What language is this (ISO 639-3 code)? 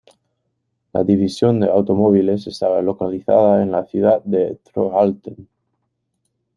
spa